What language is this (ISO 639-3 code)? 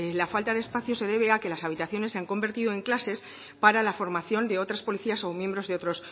spa